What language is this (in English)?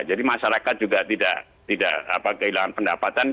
Indonesian